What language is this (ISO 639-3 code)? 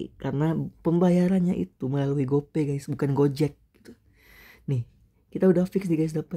ind